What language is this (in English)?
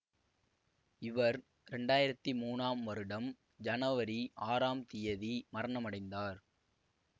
Tamil